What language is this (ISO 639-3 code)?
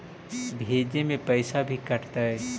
mag